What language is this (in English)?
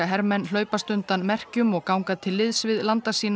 Icelandic